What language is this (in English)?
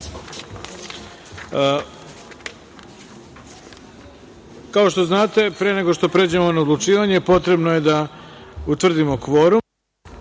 Serbian